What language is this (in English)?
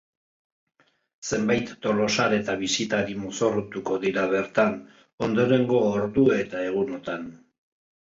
Basque